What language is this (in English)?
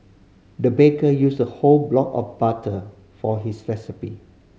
English